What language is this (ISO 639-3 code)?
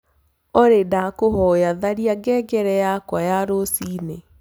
kik